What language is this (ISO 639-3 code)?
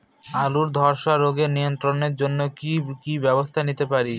ben